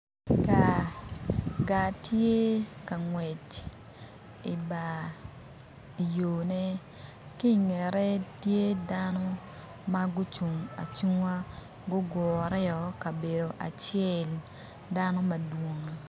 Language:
Acoli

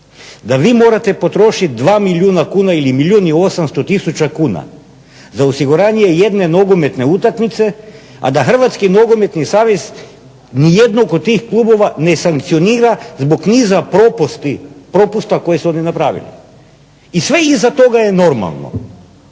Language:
Croatian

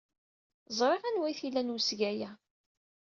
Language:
Kabyle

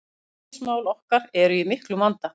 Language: Icelandic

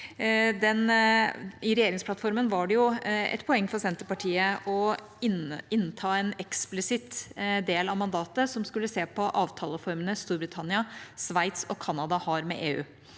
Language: Norwegian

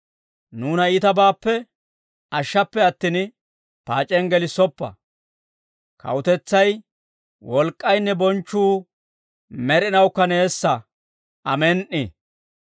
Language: Dawro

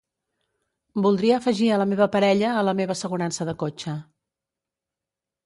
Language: Catalan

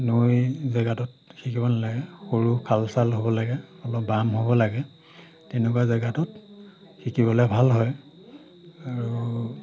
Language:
Assamese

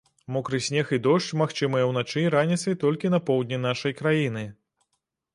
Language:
Belarusian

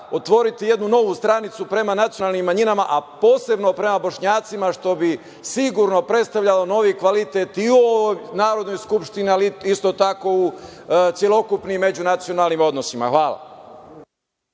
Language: Serbian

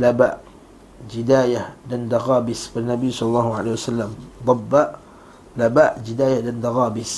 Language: Malay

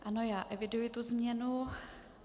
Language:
Czech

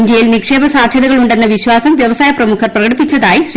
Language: Malayalam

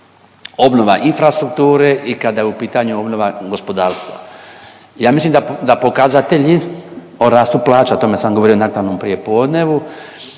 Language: Croatian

